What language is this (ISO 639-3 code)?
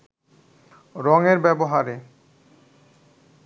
ben